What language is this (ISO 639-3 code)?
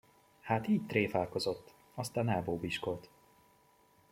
hun